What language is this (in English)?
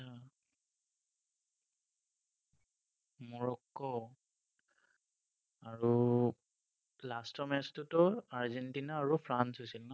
Assamese